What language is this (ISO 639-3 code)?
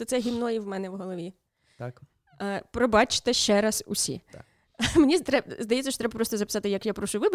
ukr